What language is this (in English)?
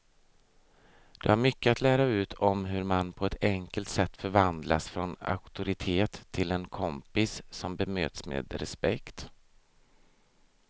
Swedish